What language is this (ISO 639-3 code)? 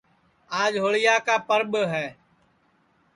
ssi